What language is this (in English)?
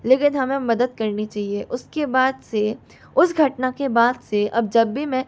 Hindi